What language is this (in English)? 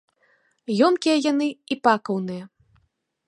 Belarusian